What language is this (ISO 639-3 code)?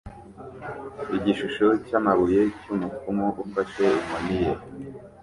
kin